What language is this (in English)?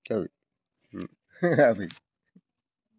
Bodo